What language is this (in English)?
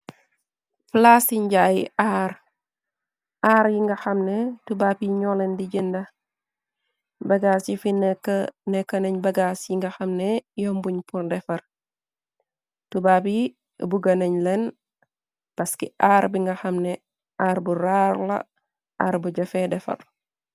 Wolof